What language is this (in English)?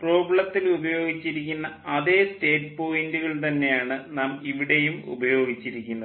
Malayalam